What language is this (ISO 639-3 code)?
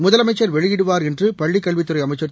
tam